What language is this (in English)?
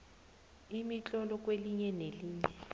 South Ndebele